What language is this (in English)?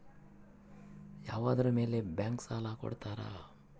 Kannada